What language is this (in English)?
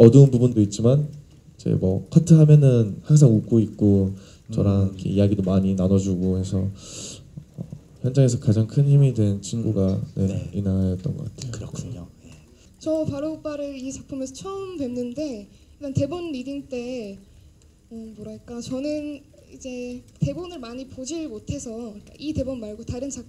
Korean